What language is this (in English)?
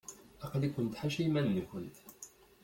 Kabyle